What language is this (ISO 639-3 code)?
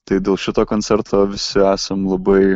lit